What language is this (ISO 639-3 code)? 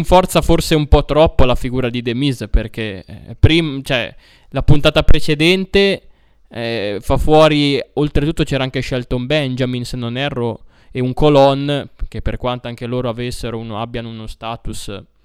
ita